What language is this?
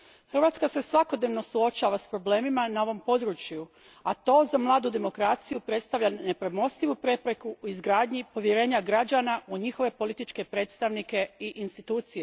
Croatian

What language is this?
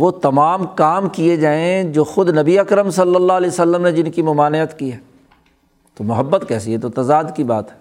Urdu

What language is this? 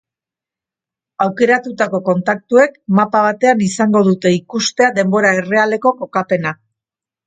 Basque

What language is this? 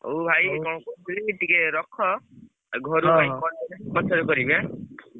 Odia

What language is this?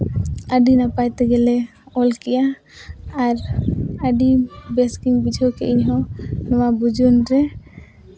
Santali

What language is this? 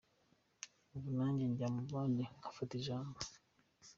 Kinyarwanda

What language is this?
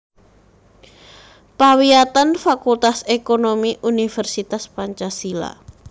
Javanese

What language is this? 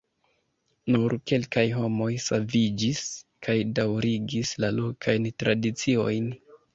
Esperanto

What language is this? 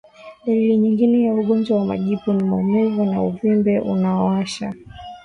Swahili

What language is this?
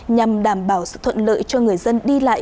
Vietnamese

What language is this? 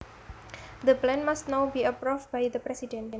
Javanese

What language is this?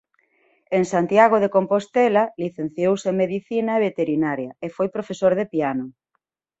Galician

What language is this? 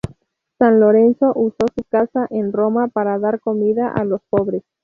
Spanish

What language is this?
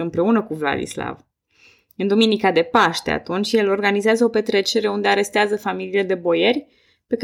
Romanian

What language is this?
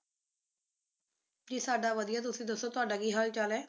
Punjabi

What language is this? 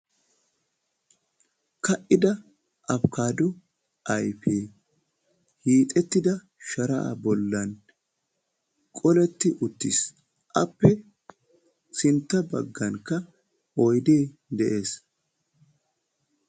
Wolaytta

